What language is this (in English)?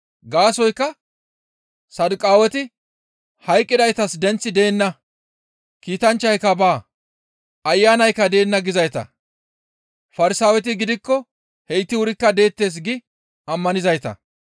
Gamo